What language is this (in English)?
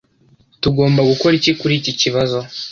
Kinyarwanda